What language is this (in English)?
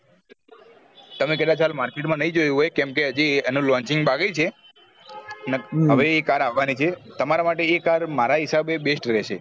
Gujarati